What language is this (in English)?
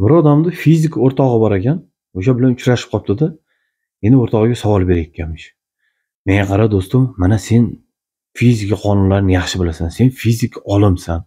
Turkish